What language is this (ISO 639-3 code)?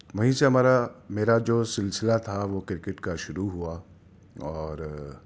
urd